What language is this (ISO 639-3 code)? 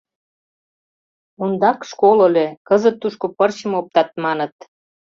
chm